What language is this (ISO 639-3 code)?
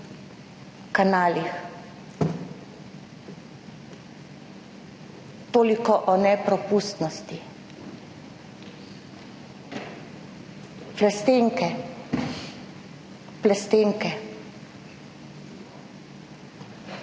slv